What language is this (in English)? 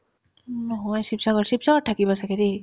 Assamese